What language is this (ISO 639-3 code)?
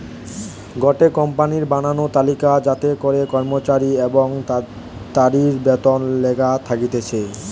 ben